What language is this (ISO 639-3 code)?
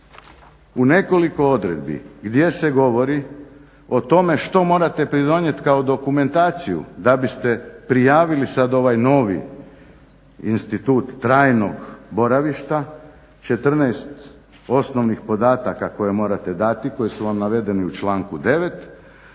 hrv